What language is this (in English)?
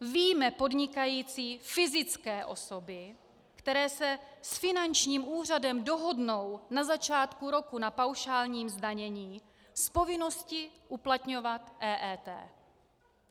Czech